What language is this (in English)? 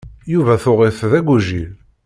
Kabyle